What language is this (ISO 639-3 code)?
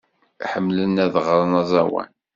kab